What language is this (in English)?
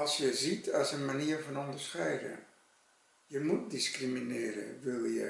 Dutch